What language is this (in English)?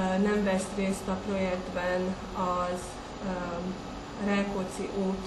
Hungarian